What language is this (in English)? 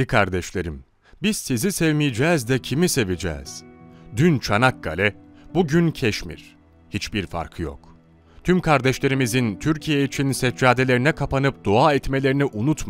Turkish